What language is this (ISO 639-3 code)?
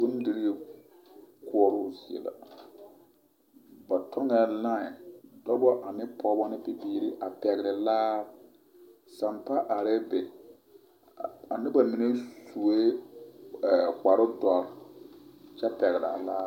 dga